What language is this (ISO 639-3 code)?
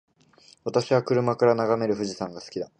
jpn